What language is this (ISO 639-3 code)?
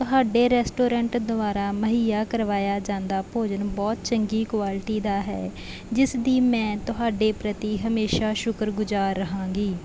pan